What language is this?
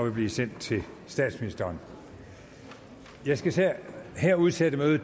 Danish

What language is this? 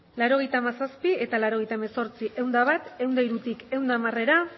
Basque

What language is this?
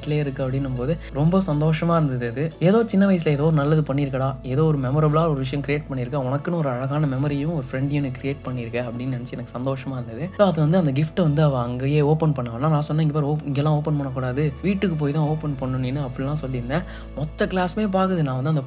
Tamil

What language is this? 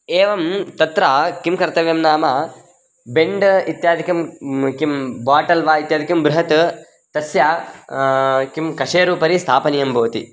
Sanskrit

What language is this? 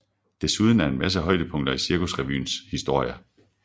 Danish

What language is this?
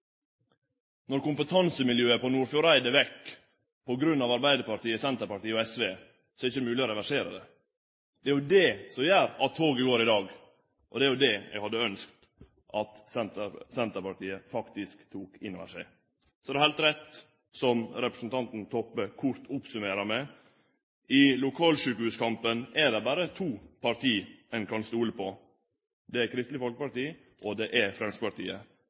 Norwegian Nynorsk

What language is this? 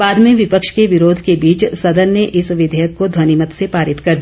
Hindi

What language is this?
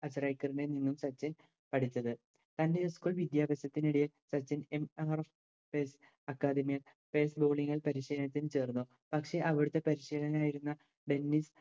Malayalam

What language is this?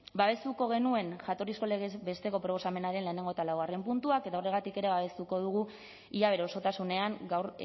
Basque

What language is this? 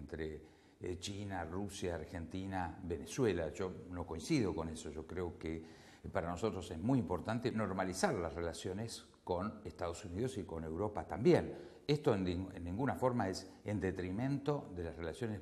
Spanish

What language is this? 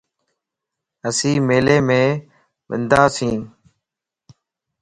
Lasi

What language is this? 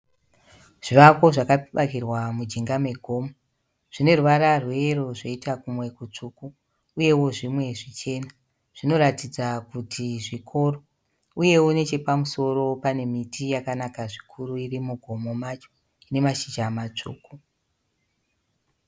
Shona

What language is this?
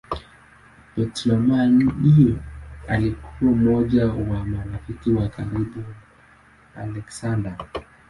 Swahili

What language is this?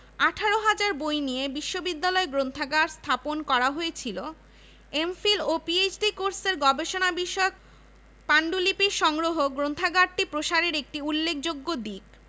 Bangla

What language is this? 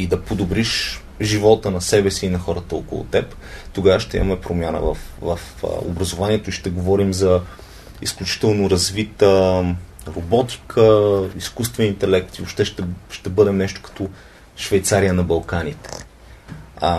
Bulgarian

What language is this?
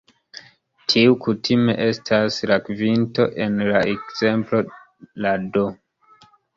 Esperanto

